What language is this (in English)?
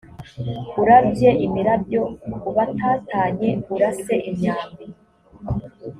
Kinyarwanda